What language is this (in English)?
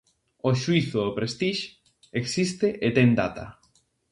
Galician